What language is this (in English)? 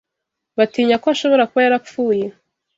Kinyarwanda